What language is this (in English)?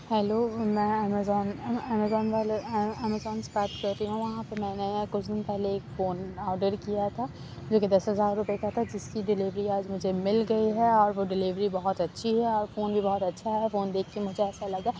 Urdu